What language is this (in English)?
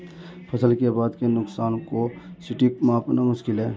Hindi